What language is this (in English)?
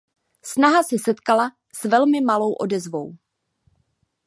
Czech